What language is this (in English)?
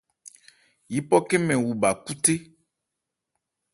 Ebrié